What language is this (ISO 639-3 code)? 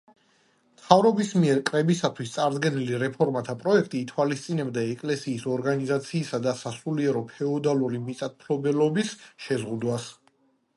kat